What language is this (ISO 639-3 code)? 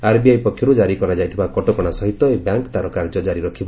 ori